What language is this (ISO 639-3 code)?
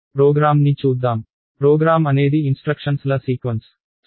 tel